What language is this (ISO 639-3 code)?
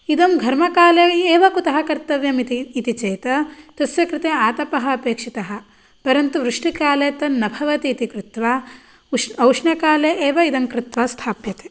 san